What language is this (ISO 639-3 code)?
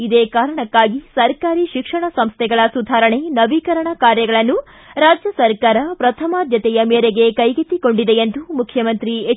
kan